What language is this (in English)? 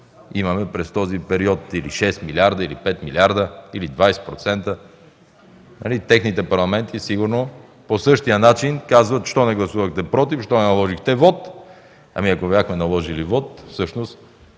Bulgarian